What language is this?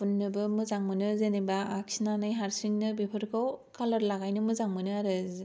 Bodo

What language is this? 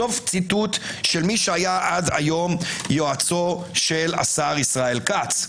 Hebrew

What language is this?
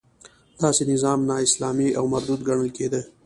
Pashto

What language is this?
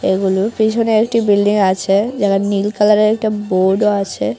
Bangla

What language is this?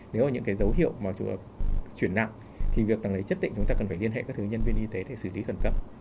Vietnamese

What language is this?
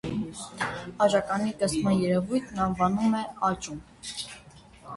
Armenian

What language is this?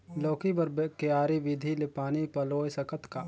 Chhattisgarhi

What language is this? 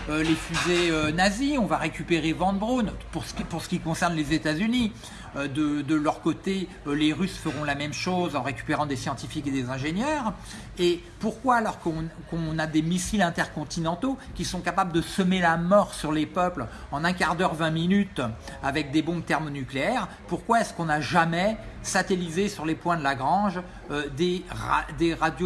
French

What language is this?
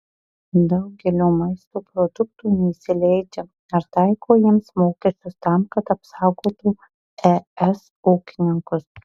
Lithuanian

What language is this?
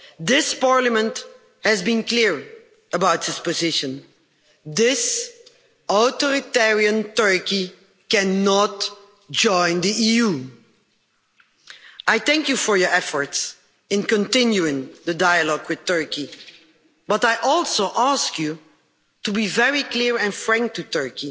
English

